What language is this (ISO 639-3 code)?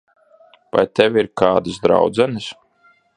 lav